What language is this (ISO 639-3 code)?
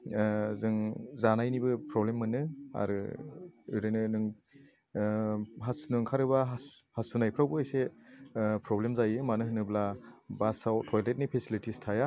brx